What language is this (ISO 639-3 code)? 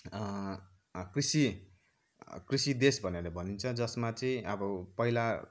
nep